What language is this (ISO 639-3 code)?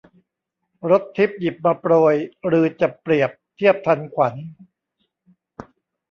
tha